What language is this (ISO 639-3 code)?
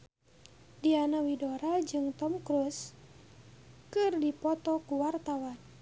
sun